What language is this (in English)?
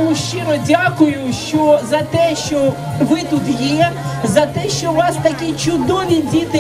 Ukrainian